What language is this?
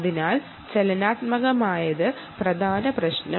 Malayalam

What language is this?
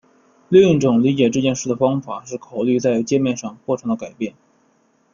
Chinese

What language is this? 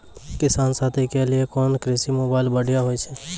Maithili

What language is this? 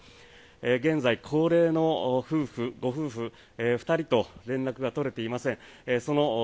Japanese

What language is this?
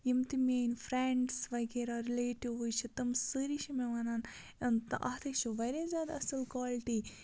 Kashmiri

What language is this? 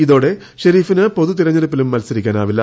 Malayalam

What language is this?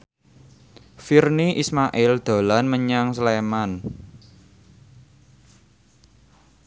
Javanese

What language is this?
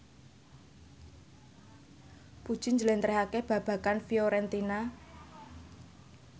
Javanese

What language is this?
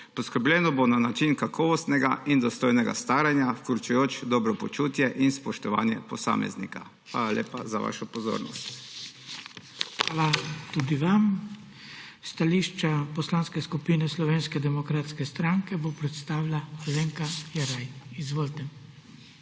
Slovenian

